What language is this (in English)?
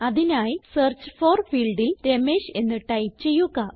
Malayalam